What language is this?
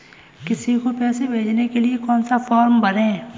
Hindi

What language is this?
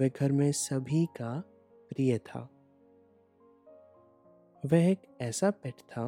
Hindi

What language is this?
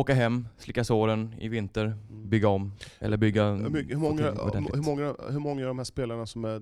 Swedish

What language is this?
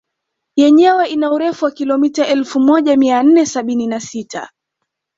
Swahili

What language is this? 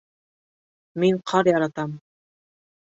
Bashkir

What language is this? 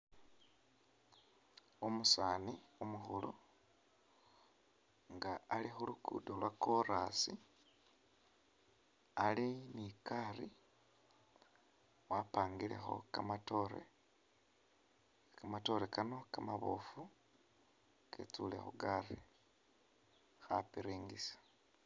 Masaaba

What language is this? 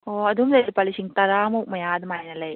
Manipuri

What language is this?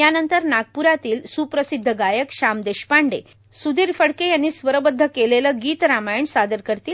Marathi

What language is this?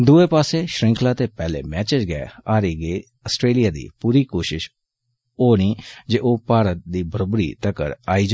Dogri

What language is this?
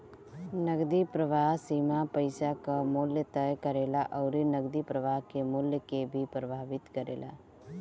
Bhojpuri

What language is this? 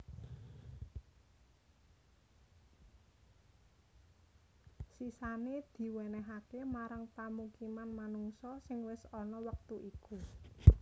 Javanese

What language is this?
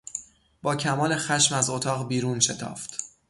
Persian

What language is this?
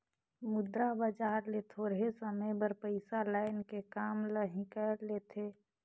Chhattisgarhi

